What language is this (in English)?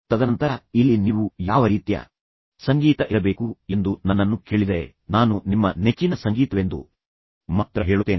Kannada